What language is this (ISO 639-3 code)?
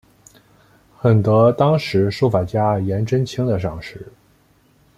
zho